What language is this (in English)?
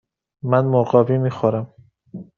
Persian